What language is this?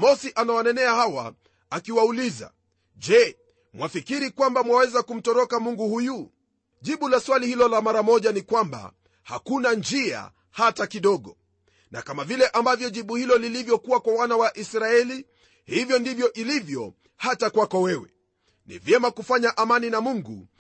Swahili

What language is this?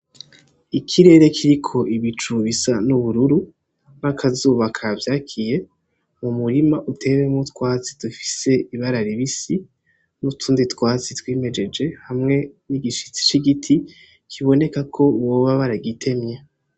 Rundi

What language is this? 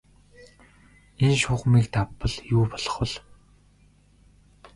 Mongolian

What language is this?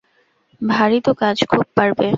Bangla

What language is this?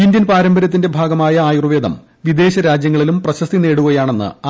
Malayalam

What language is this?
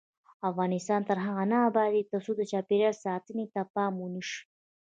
Pashto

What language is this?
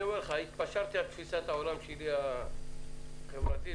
Hebrew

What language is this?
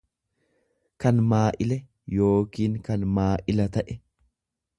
Oromo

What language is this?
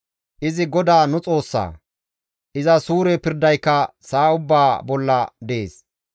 Gamo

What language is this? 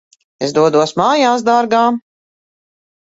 Latvian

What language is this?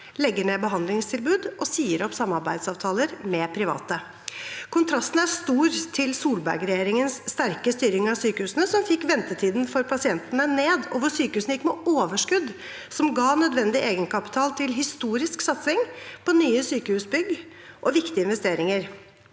Norwegian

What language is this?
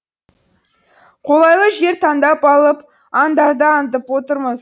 Kazakh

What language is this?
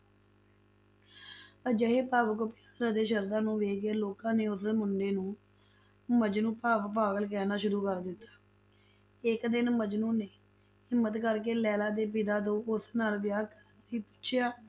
Punjabi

